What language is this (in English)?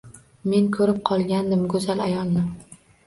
Uzbek